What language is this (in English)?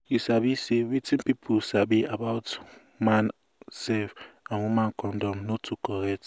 Nigerian Pidgin